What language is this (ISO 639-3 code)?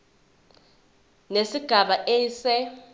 zul